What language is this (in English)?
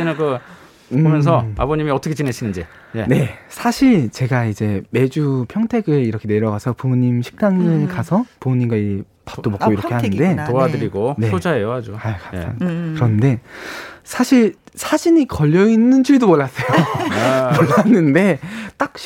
Korean